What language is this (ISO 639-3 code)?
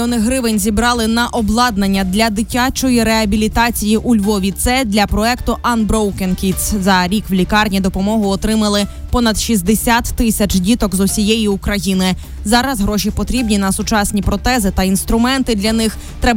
ukr